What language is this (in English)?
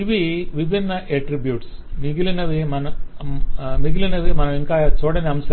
Telugu